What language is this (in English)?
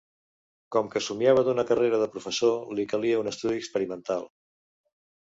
Catalan